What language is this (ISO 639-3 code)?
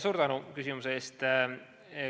est